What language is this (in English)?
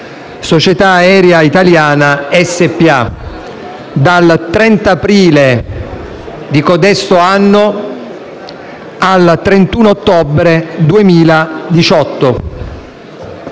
Italian